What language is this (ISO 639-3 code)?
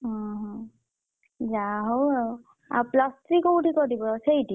ori